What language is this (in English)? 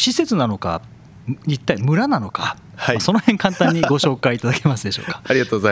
Japanese